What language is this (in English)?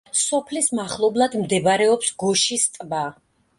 Georgian